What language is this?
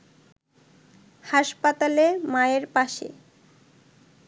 Bangla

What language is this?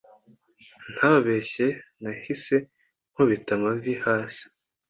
Kinyarwanda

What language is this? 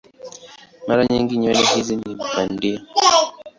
Swahili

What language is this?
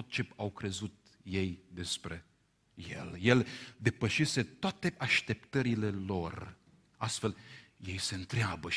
Romanian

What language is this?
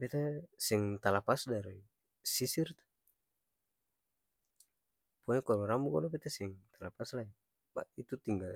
Ambonese Malay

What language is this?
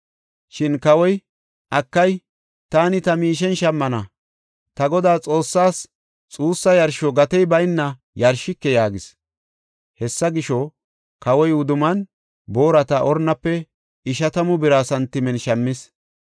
Gofa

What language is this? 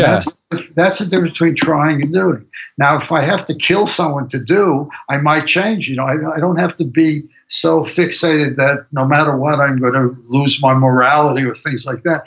English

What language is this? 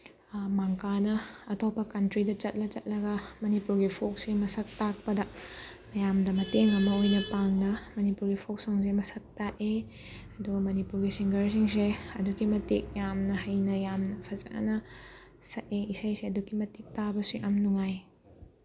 Manipuri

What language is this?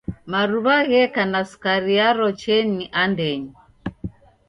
Taita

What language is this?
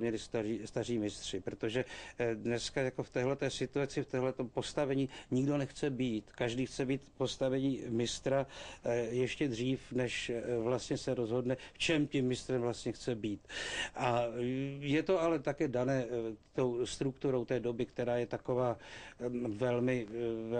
Czech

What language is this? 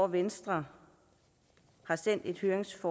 Danish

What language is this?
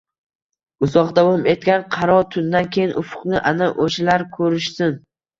Uzbek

